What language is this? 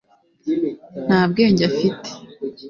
Kinyarwanda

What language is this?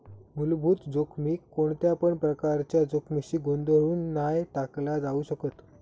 Marathi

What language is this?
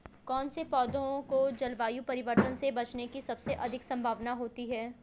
Hindi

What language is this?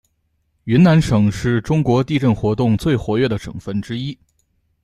Chinese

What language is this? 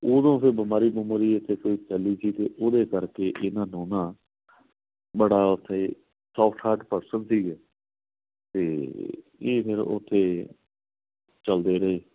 Punjabi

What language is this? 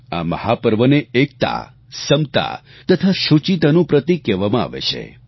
Gujarati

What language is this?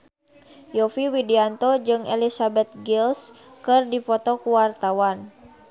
Sundanese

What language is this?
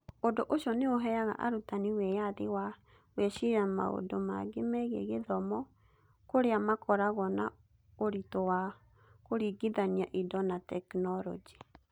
Kikuyu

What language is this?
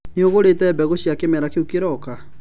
Kikuyu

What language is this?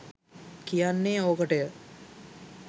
Sinhala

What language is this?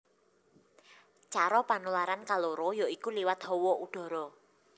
Javanese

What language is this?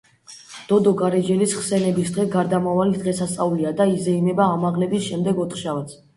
Georgian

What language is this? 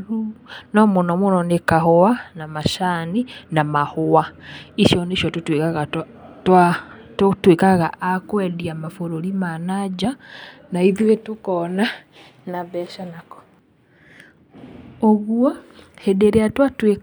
Kikuyu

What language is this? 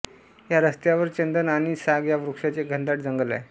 Marathi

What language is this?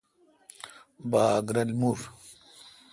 Kalkoti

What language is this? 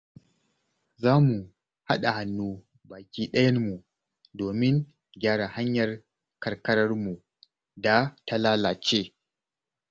Hausa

